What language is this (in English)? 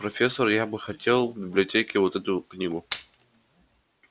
Russian